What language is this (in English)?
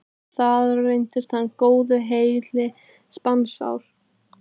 Icelandic